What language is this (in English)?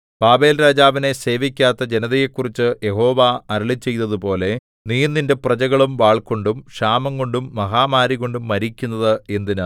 Malayalam